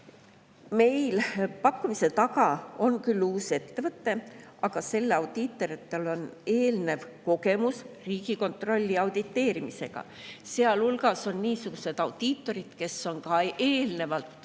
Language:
Estonian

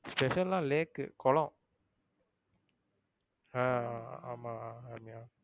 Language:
Tamil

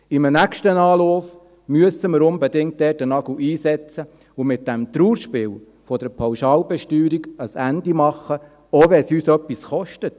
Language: Swiss German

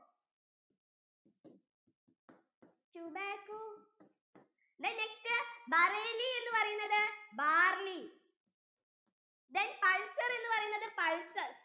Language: Malayalam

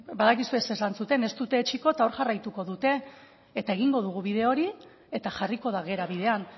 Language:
Basque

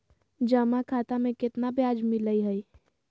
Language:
Magahi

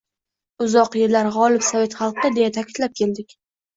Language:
Uzbek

